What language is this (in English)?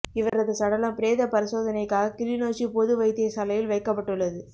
Tamil